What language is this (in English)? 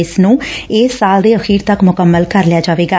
Punjabi